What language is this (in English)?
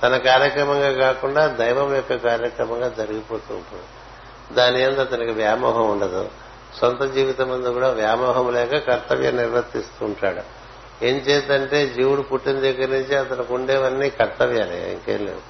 Telugu